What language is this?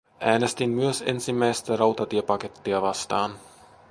Finnish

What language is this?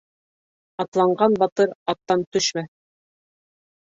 Bashkir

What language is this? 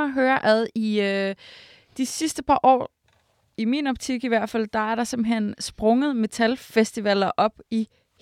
Danish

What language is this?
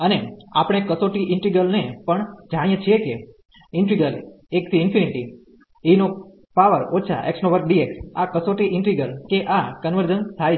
Gujarati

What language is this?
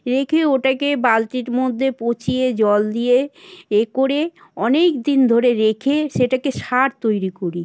Bangla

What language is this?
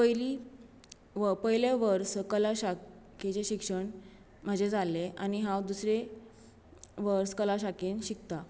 Konkani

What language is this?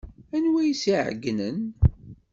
Kabyle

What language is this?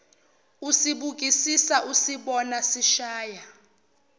Zulu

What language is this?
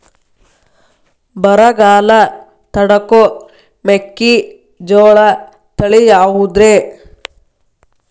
Kannada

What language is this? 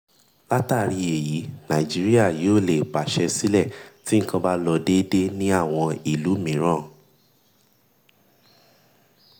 Yoruba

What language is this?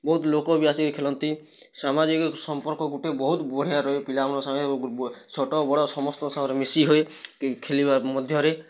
Odia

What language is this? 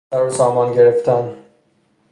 Persian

